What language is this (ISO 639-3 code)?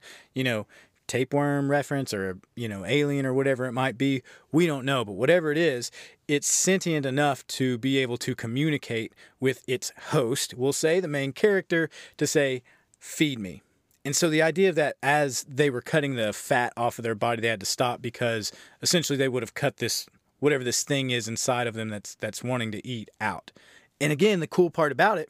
eng